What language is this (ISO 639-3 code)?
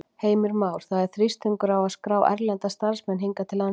isl